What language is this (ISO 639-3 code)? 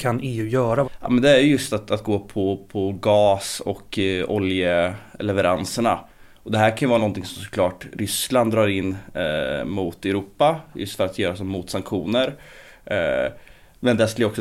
swe